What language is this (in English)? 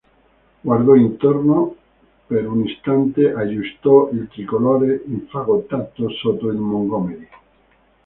Italian